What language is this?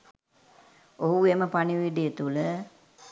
Sinhala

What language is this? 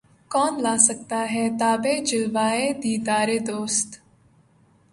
Urdu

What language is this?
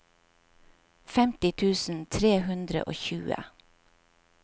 Norwegian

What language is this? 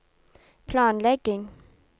Norwegian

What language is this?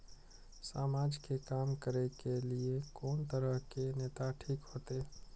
Maithili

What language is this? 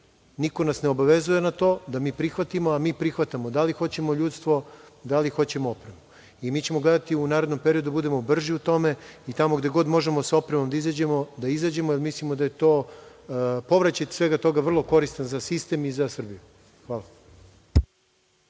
Serbian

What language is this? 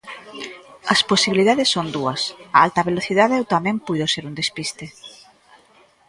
Galician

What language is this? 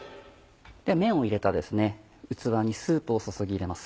Japanese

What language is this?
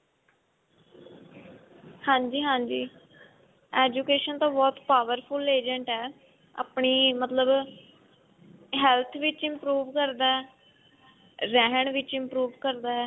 Punjabi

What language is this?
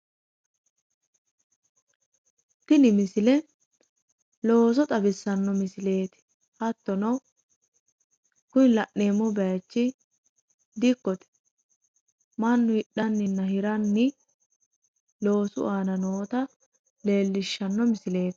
Sidamo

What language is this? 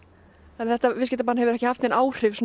Icelandic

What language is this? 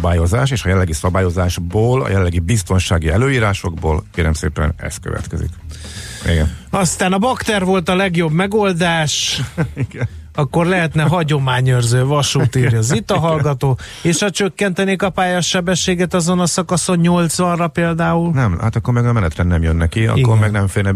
Hungarian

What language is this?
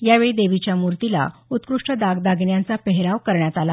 Marathi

